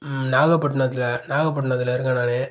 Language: Tamil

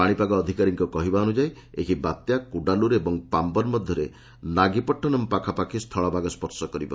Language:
Odia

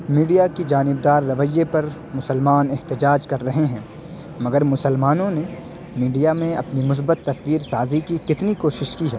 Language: Urdu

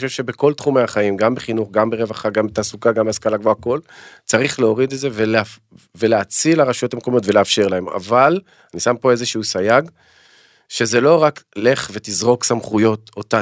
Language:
Hebrew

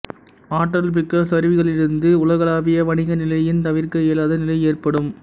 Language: Tamil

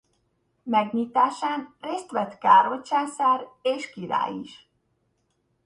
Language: Hungarian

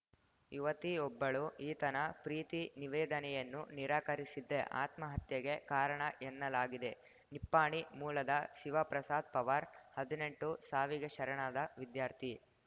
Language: Kannada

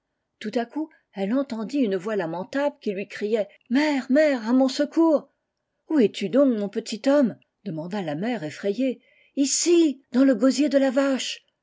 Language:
French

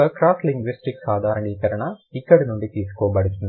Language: Telugu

